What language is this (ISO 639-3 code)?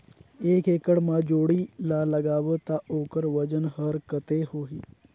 hne